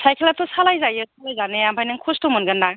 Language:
Bodo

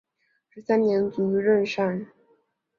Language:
Chinese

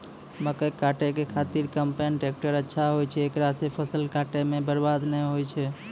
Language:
Maithili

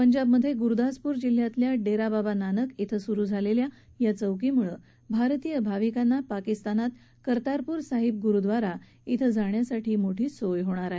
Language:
Marathi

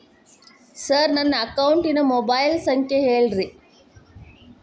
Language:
Kannada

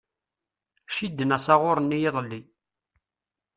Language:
Kabyle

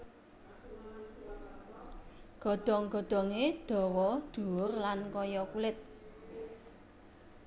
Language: Javanese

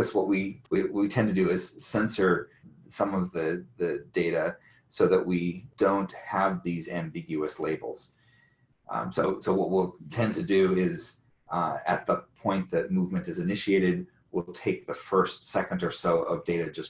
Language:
English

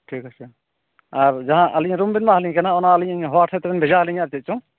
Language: Santali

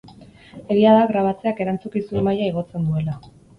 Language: Basque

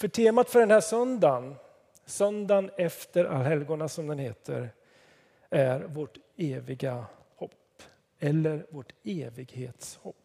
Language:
Swedish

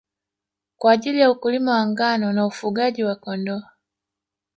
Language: Swahili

